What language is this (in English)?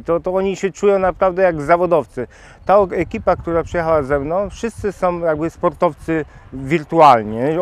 Polish